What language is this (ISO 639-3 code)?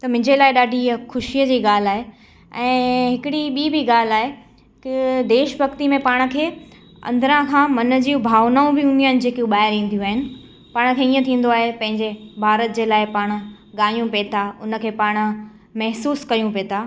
snd